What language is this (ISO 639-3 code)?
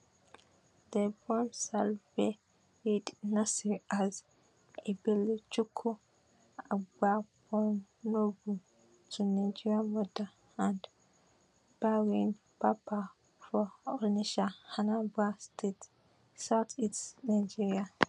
pcm